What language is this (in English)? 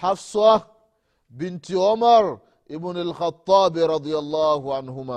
Swahili